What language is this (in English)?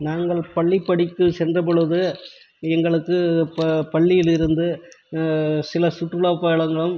Tamil